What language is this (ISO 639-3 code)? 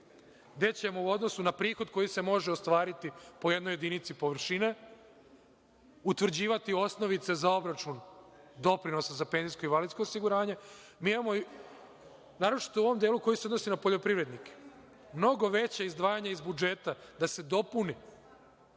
srp